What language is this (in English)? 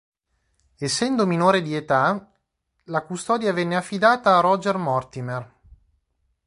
Italian